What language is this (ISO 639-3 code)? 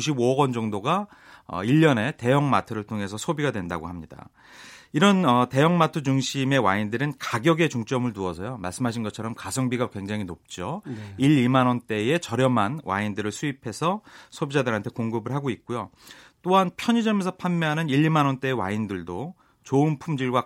kor